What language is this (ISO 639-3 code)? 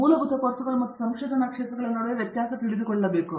kan